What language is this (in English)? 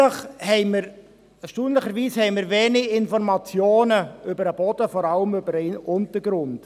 Swiss German